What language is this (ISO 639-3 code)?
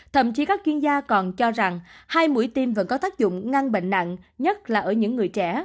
vie